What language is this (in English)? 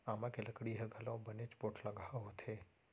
Chhattisgarhi